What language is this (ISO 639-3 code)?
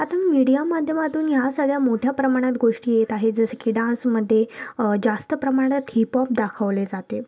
mar